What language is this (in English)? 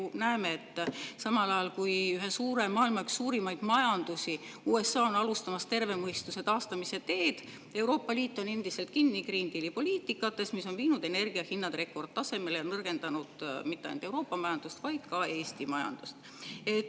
Estonian